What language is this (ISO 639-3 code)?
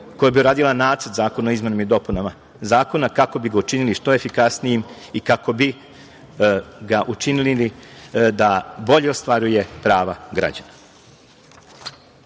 srp